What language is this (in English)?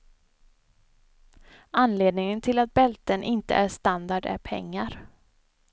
Swedish